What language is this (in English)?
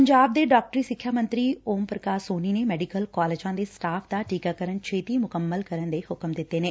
Punjabi